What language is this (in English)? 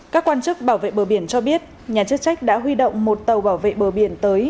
Vietnamese